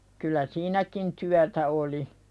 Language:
Finnish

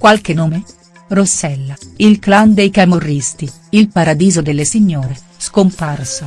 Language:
Italian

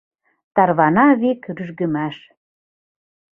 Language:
Mari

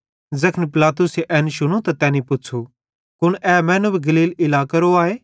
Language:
Bhadrawahi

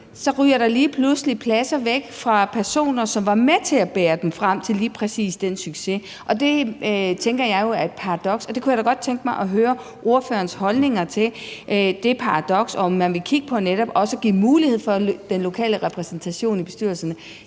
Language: Danish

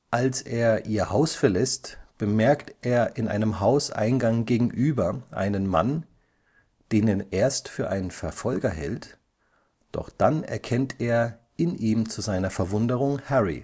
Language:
German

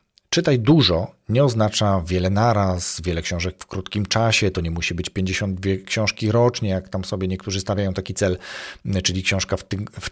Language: Polish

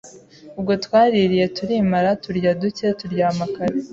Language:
Kinyarwanda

